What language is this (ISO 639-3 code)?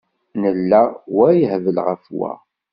kab